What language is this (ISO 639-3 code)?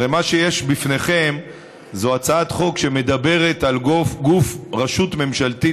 heb